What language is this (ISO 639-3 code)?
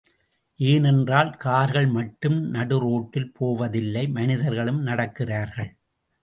tam